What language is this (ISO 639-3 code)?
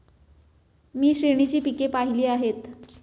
mar